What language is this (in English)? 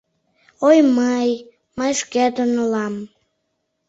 Mari